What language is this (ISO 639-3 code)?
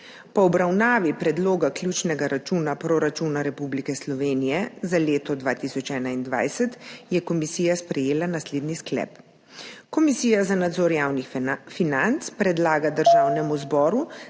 slv